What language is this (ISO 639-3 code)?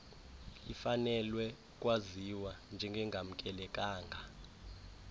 xho